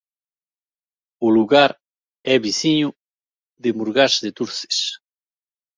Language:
Galician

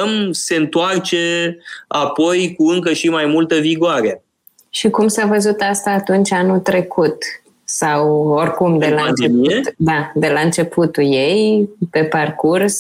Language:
Romanian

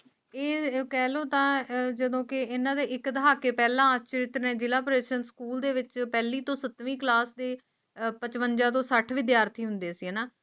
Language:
Punjabi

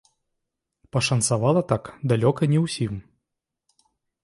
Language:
Belarusian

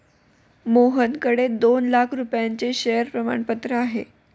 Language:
Marathi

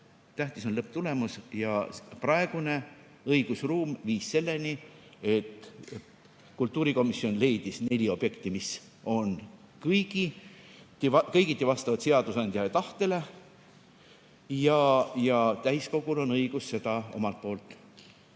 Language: Estonian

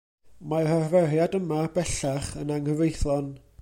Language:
Welsh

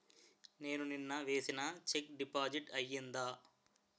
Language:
Telugu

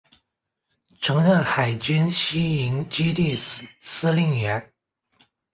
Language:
Chinese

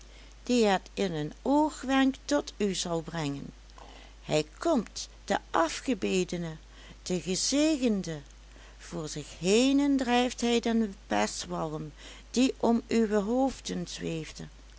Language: Dutch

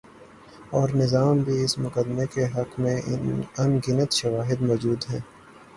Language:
Urdu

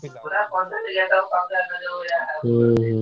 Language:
Odia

